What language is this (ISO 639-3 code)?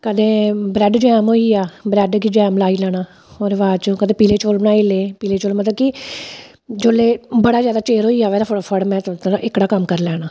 doi